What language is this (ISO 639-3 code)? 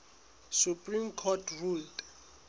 sot